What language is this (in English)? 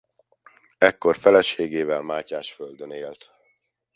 Hungarian